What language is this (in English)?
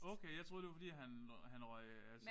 Danish